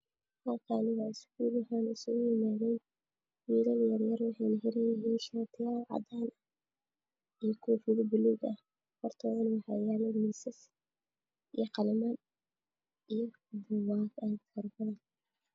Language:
Somali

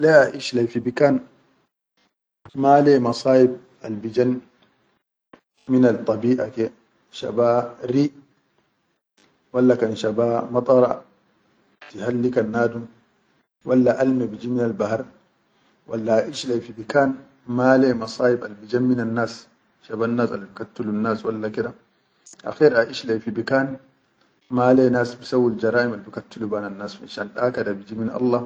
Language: Chadian Arabic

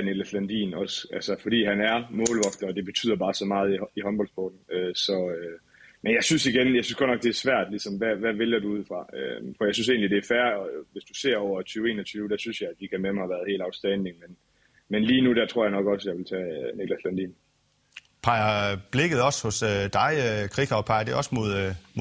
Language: Danish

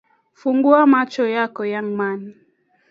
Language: Kalenjin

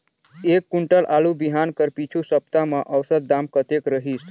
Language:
Chhattisgarhi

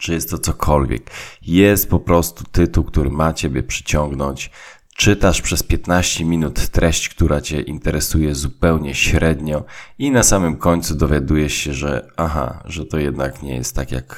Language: Polish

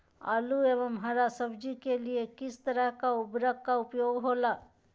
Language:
Magahi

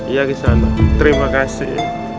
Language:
Indonesian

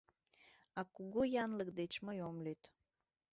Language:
Mari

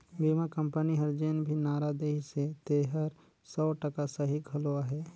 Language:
Chhattisgarhi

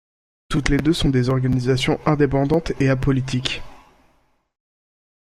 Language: French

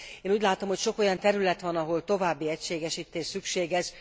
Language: Hungarian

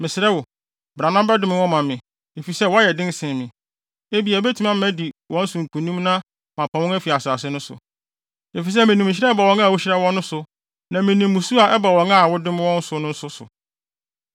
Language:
Akan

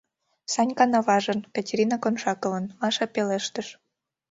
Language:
Mari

